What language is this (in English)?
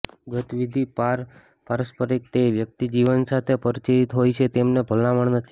Gujarati